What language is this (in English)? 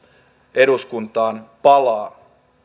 Finnish